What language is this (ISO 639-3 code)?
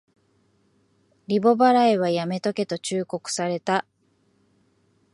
jpn